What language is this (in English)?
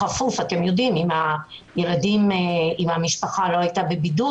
Hebrew